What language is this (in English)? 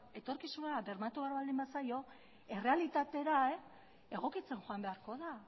Basque